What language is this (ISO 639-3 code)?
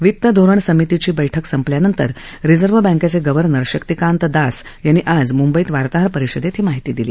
mar